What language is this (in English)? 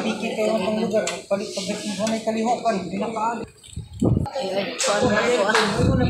Filipino